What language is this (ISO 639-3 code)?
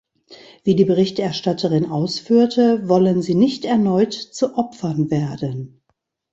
deu